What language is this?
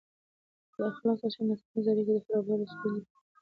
Pashto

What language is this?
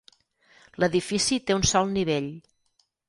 Catalan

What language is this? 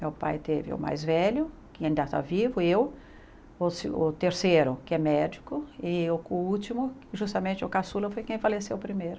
Portuguese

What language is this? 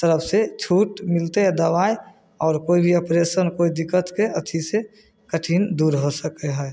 Maithili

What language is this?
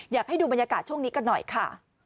Thai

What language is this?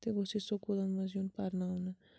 Kashmiri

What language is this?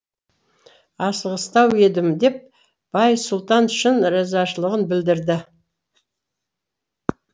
Kazakh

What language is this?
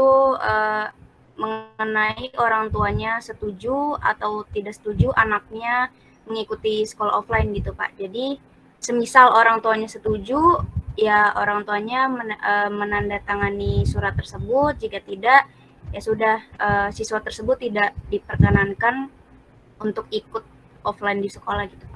Indonesian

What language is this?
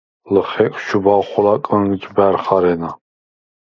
Svan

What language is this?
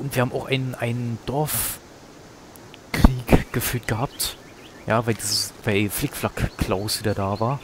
German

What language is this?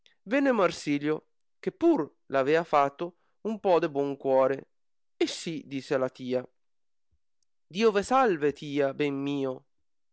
Italian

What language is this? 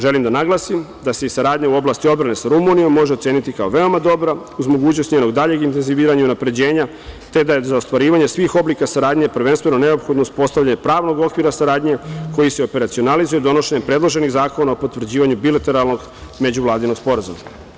Serbian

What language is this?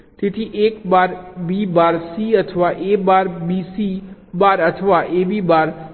Gujarati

